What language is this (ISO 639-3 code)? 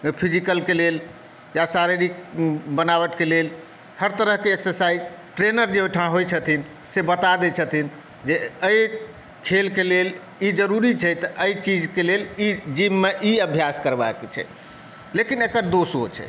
mai